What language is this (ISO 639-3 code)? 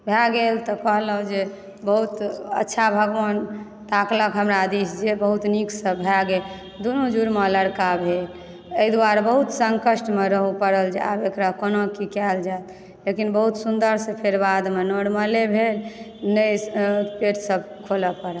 mai